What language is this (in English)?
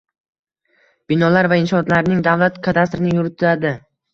Uzbek